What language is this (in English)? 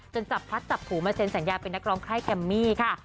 Thai